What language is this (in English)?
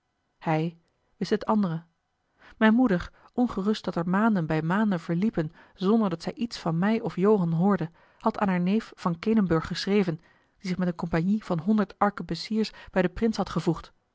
Dutch